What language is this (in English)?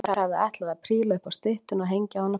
Icelandic